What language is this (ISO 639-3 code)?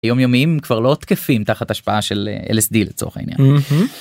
heb